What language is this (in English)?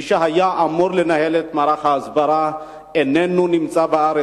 Hebrew